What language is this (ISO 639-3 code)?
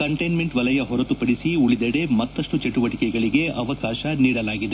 kan